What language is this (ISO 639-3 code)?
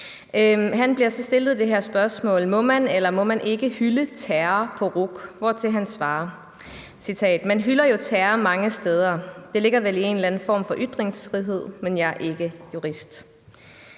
dan